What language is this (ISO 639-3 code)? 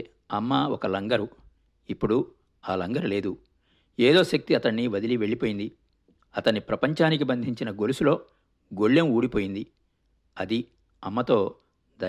tel